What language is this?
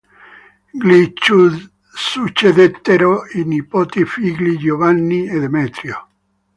Italian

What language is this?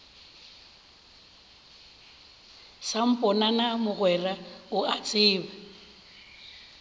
Northern Sotho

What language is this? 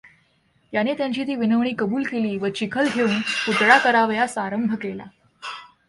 Marathi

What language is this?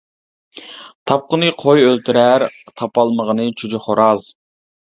Uyghur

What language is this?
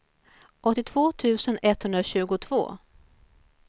Swedish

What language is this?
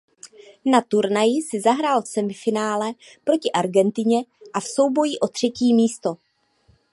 Czech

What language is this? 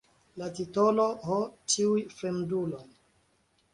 Esperanto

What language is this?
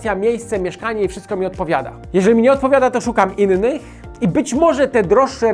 Polish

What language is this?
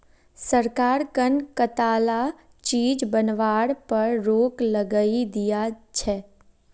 Magahi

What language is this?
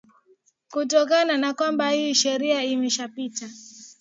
Swahili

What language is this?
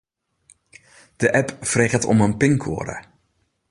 Western Frisian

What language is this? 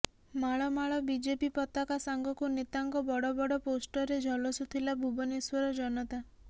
Odia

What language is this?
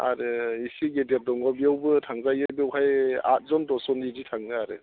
Bodo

